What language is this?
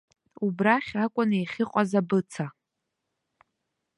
Abkhazian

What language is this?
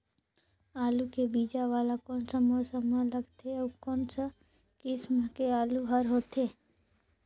Chhattisgarhi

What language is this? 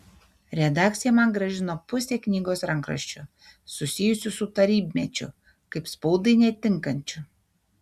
Lithuanian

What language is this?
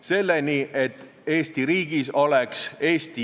Estonian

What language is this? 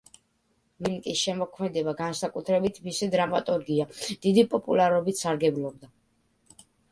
Georgian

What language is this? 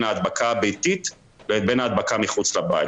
Hebrew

